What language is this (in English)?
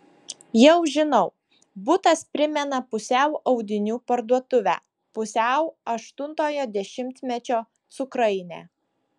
Lithuanian